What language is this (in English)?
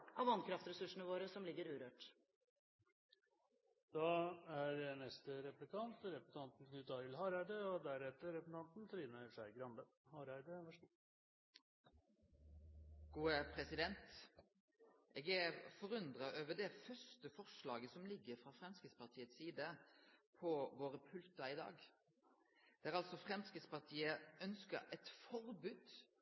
Norwegian